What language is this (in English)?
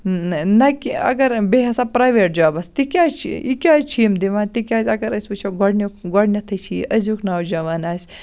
Kashmiri